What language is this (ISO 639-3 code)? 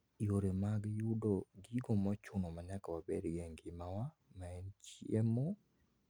luo